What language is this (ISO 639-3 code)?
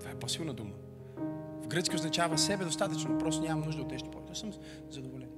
bul